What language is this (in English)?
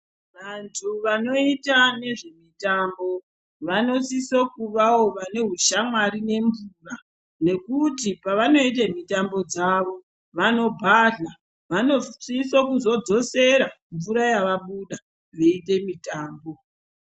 Ndau